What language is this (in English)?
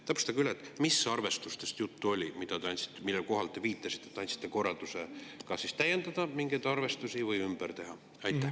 Estonian